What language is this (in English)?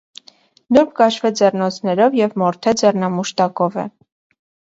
Armenian